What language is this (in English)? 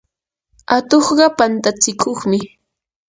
Yanahuanca Pasco Quechua